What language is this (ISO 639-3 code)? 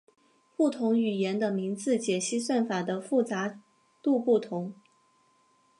zho